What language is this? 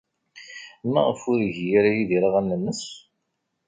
Kabyle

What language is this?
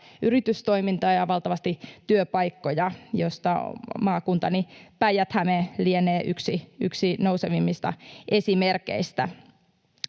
Finnish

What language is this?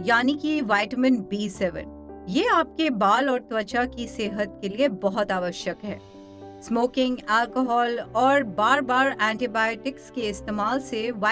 Hindi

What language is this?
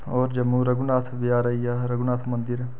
Dogri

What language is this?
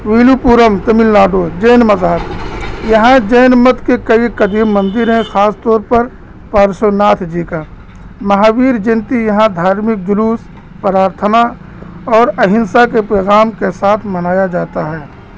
Urdu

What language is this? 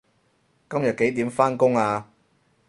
Cantonese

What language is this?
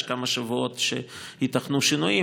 Hebrew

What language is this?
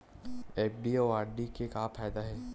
Chhattisgarhi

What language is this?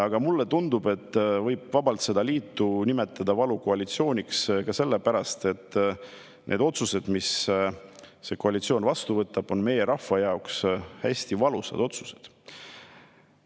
Estonian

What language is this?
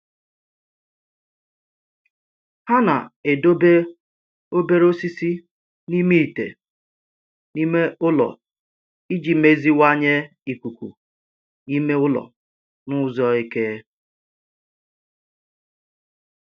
Igbo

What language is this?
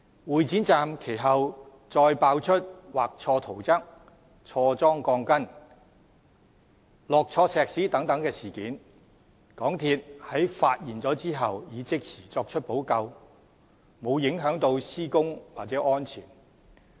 Cantonese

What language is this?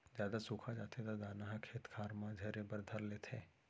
Chhattisgarhi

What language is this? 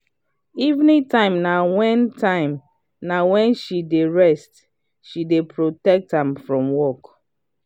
Nigerian Pidgin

